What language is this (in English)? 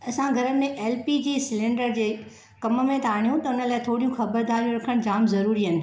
Sindhi